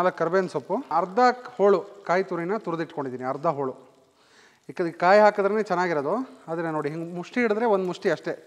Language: Kannada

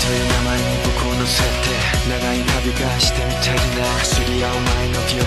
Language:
Latvian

